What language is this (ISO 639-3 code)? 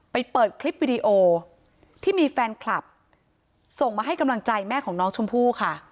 tha